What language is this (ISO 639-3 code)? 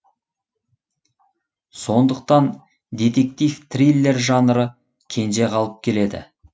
kaz